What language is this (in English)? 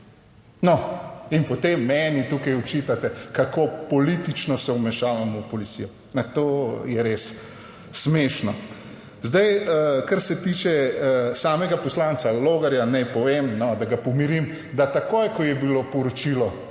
Slovenian